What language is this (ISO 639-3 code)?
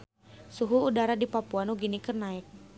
sun